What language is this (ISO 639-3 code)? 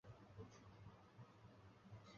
zho